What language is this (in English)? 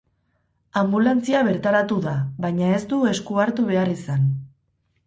Basque